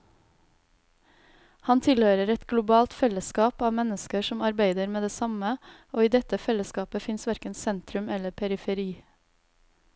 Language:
Norwegian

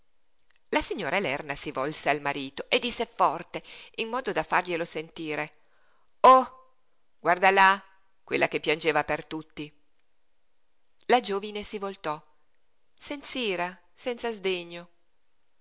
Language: Italian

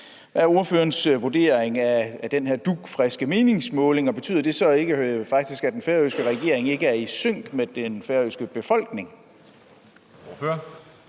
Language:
Danish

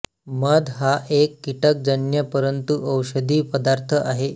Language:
Marathi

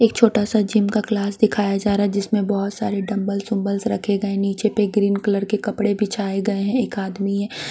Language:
Hindi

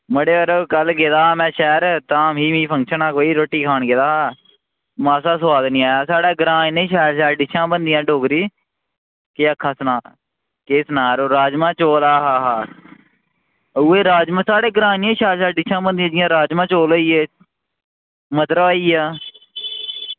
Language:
Dogri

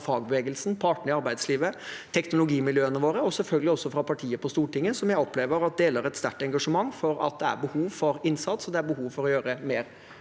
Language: Norwegian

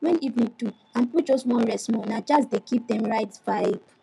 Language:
Nigerian Pidgin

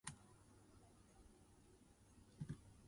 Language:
Min Nan Chinese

